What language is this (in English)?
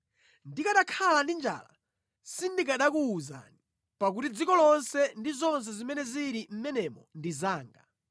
Nyanja